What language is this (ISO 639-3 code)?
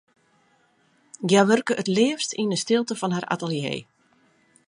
fry